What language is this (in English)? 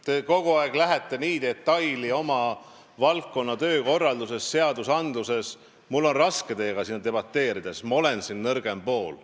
Estonian